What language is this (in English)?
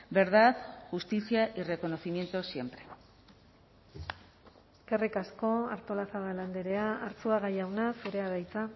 Basque